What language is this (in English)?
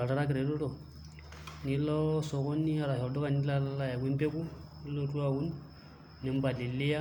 Masai